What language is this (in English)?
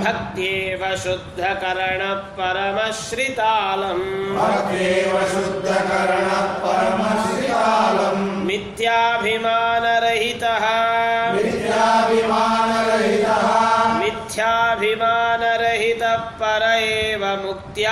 Kannada